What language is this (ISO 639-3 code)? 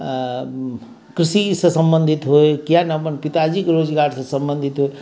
mai